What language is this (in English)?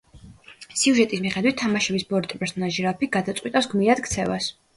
Georgian